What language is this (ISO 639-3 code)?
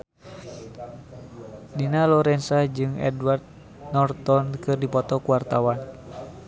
sun